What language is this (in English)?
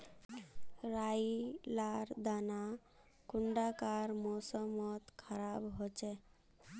Magahi